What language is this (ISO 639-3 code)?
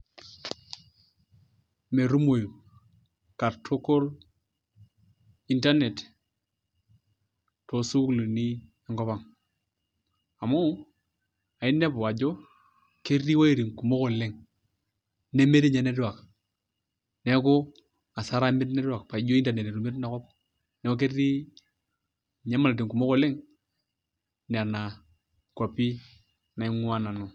mas